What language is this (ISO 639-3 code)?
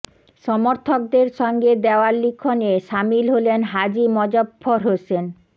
ben